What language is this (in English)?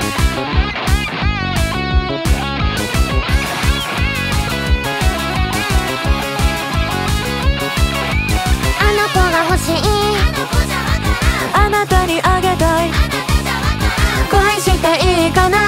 Japanese